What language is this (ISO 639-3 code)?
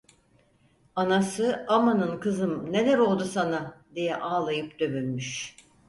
tur